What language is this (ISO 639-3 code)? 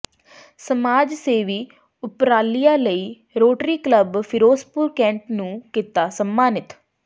pan